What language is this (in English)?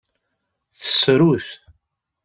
Kabyle